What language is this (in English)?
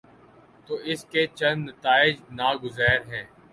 Urdu